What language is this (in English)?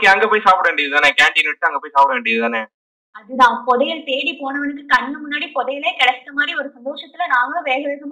Tamil